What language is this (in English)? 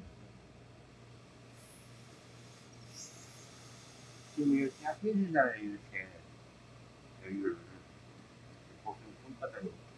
Korean